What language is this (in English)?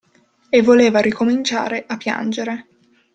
Italian